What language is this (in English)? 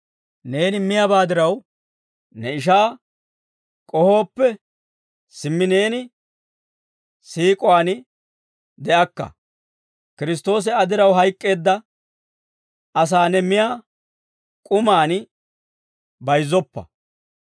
Dawro